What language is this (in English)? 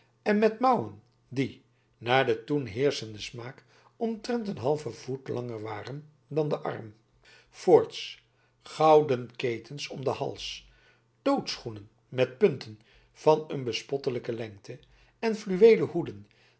Dutch